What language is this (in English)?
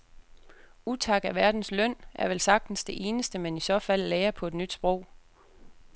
Danish